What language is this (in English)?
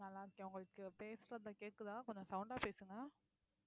Tamil